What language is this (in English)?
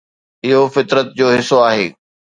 Sindhi